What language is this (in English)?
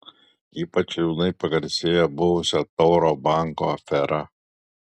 Lithuanian